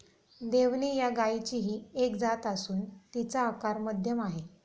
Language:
Marathi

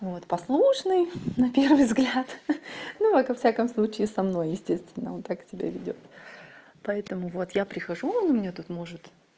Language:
Russian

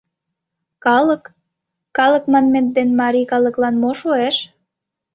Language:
Mari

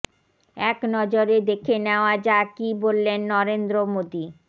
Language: Bangla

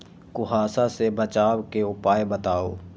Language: Magahi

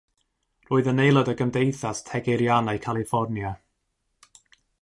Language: Welsh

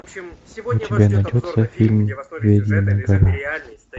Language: Russian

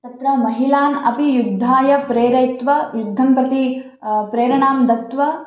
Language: Sanskrit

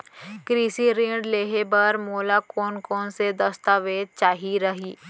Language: Chhattisgarhi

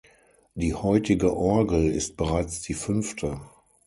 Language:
German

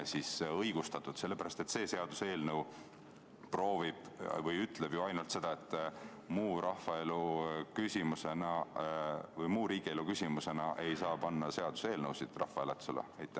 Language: Estonian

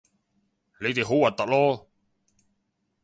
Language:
Cantonese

